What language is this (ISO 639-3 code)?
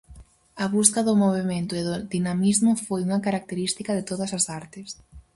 glg